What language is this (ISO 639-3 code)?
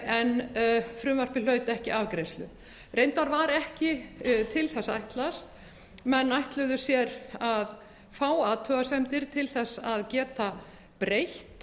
isl